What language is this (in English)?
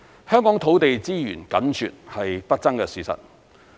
Cantonese